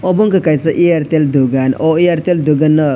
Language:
Kok Borok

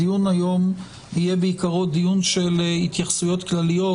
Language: Hebrew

